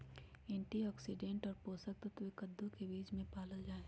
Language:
Magahi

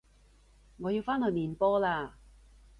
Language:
Cantonese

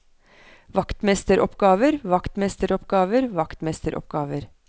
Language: Norwegian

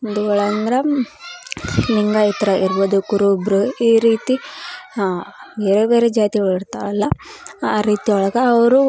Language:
Kannada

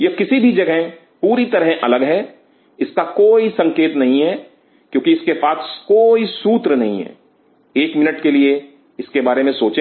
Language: Hindi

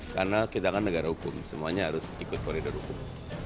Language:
Indonesian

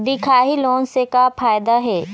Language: Chhattisgarhi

